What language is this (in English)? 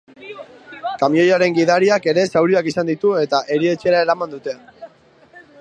Basque